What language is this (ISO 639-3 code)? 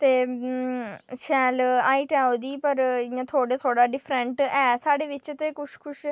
doi